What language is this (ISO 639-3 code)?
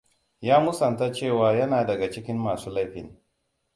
hau